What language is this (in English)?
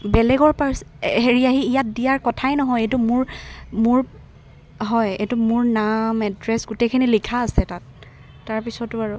Assamese